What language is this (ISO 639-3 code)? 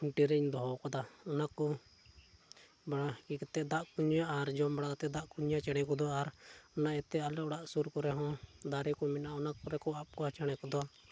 sat